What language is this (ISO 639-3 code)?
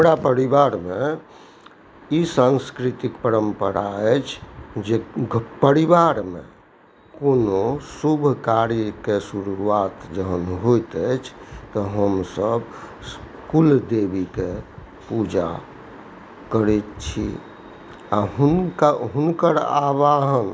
mai